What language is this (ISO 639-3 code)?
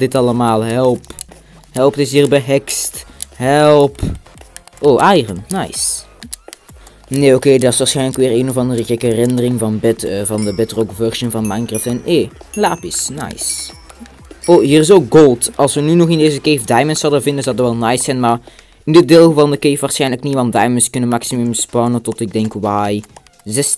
nld